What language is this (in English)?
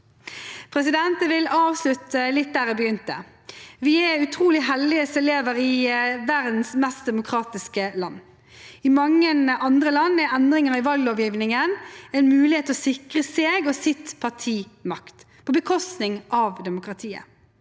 Norwegian